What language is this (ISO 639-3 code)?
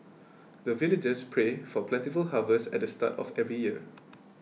eng